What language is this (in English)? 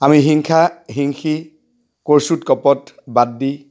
Assamese